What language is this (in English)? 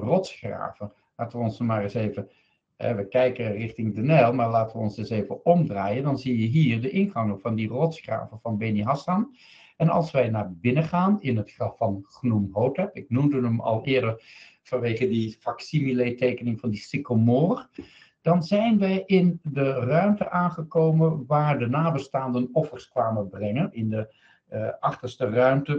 Dutch